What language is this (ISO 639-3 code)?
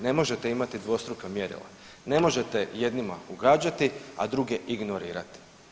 hrv